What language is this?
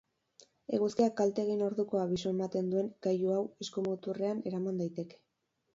Basque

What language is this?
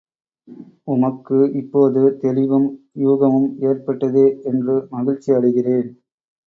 Tamil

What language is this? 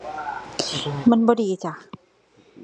Thai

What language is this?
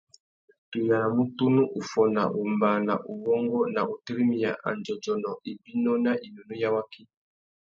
Tuki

